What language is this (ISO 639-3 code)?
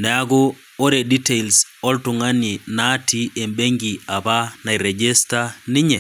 mas